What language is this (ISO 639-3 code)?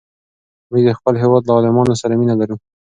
pus